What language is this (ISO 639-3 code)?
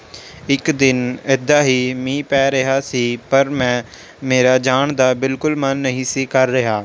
pan